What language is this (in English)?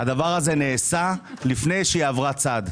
Hebrew